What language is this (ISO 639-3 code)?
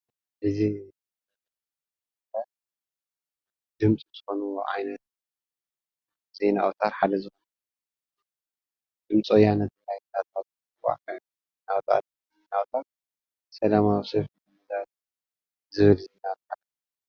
tir